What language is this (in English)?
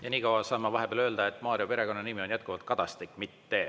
Estonian